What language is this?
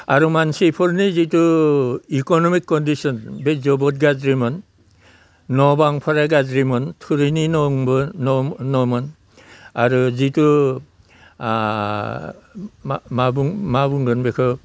Bodo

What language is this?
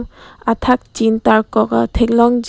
Karbi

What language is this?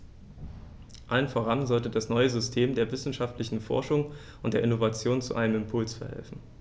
German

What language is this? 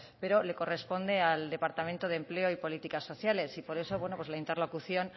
Spanish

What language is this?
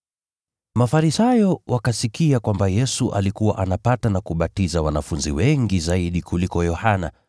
Swahili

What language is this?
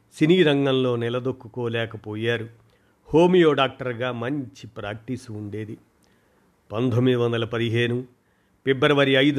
Telugu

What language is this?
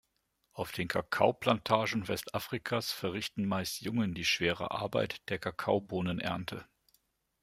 German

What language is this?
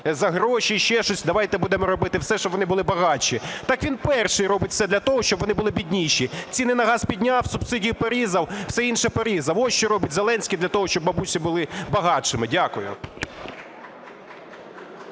Ukrainian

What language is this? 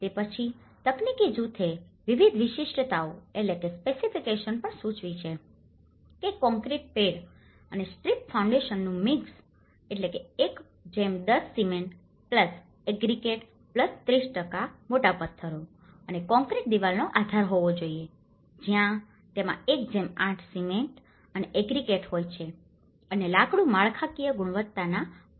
Gujarati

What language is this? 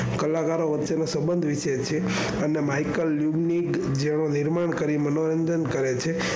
Gujarati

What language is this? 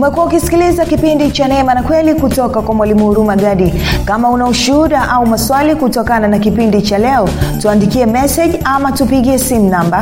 Swahili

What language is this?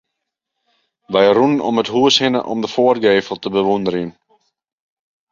Western Frisian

